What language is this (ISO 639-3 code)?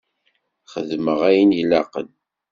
kab